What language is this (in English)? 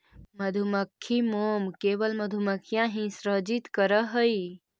Magahi